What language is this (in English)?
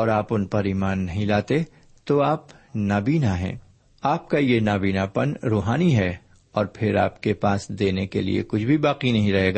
Urdu